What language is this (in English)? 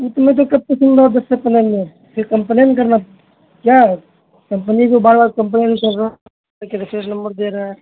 Urdu